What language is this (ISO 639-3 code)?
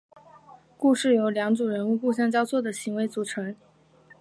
zho